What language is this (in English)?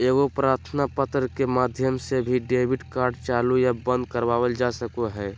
Magahi